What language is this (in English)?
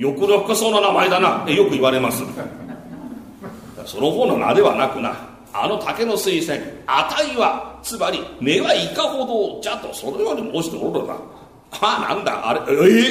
Japanese